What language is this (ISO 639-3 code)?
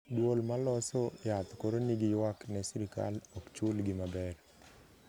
luo